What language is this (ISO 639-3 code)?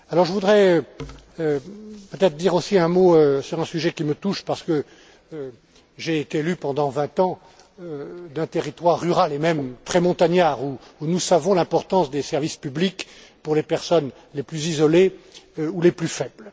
fra